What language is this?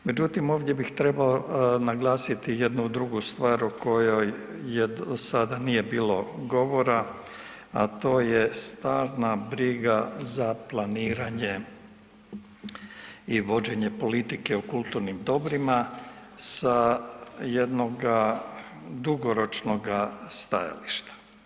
Croatian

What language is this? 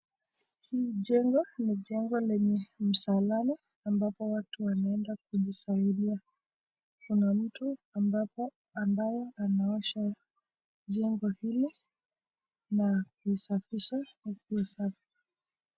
Swahili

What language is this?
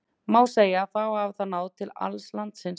Icelandic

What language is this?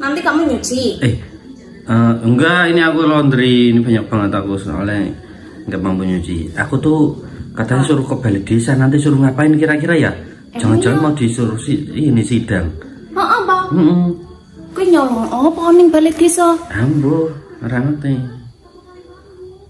Indonesian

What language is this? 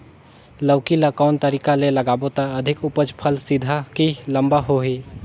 Chhattisgarhi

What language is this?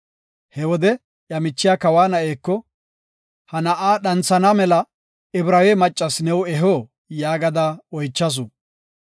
Gofa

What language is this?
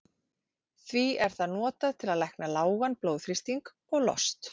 Icelandic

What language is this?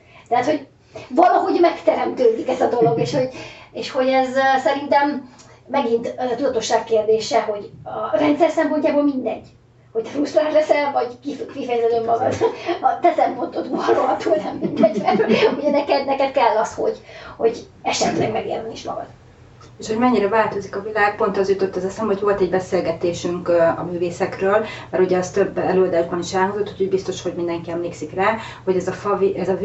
Hungarian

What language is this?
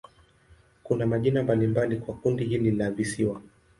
Swahili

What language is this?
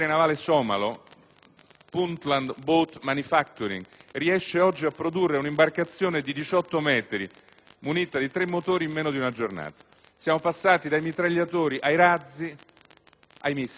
Italian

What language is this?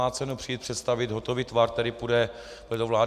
Czech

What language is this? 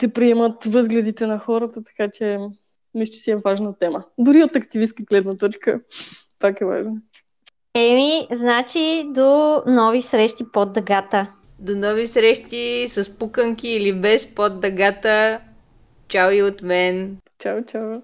Bulgarian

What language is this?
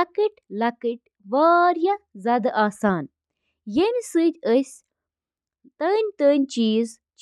Kashmiri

